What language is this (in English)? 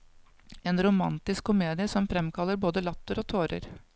Norwegian